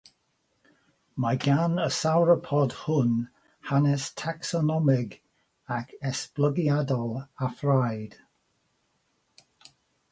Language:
Welsh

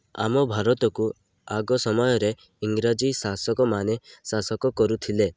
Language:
Odia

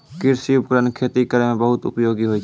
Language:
Maithili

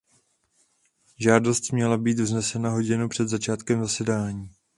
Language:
Czech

